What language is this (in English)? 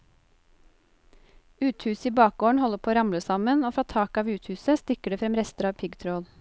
Norwegian